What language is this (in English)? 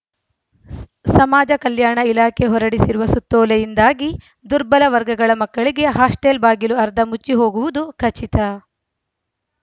Kannada